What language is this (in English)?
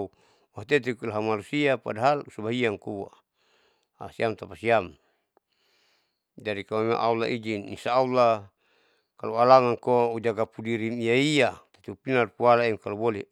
Saleman